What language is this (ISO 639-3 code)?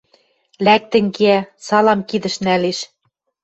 mrj